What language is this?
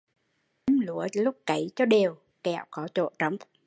Vietnamese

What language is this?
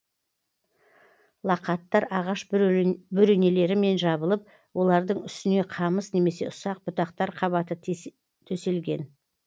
Kazakh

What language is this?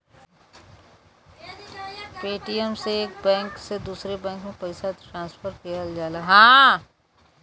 Bhojpuri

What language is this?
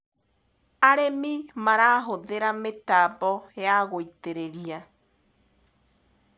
Kikuyu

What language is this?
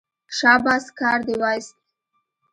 Pashto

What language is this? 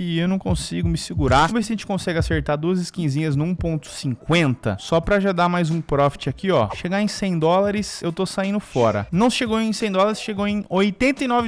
Portuguese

